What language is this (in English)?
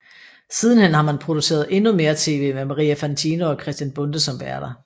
Danish